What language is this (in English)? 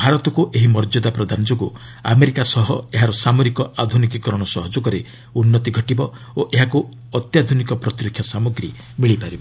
Odia